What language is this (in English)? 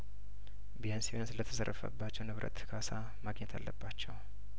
Amharic